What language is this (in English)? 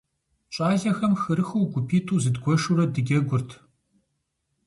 Kabardian